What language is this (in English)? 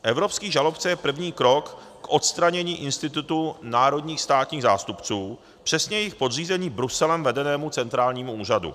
Czech